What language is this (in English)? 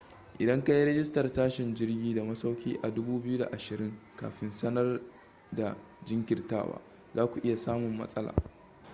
Hausa